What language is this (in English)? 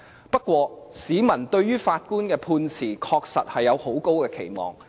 Cantonese